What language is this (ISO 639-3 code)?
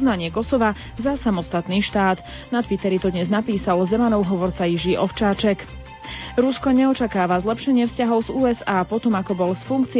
slk